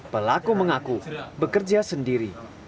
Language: Indonesian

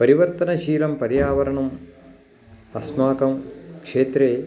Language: Sanskrit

